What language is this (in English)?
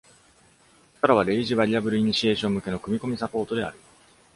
Japanese